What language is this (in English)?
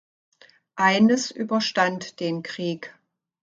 German